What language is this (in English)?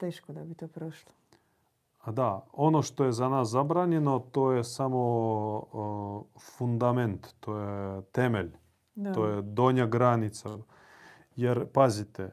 Croatian